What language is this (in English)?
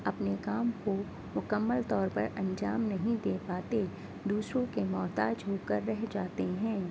Urdu